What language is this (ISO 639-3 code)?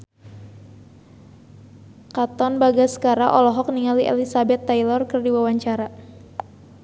sun